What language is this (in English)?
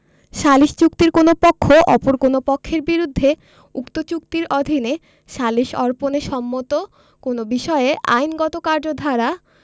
Bangla